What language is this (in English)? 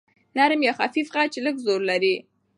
Pashto